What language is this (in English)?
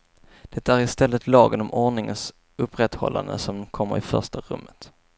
Swedish